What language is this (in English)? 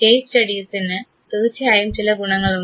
Malayalam